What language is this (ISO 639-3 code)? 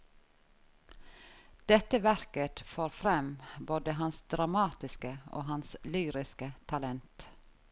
nor